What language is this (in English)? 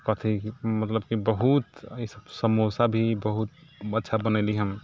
Maithili